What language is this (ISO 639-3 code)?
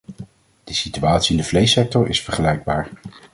nld